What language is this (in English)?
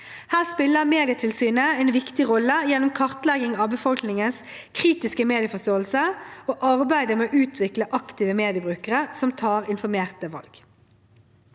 Norwegian